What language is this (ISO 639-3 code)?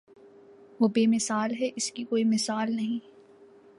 urd